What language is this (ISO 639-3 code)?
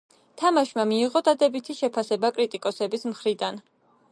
kat